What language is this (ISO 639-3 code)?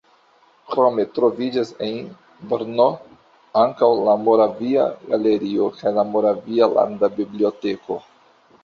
epo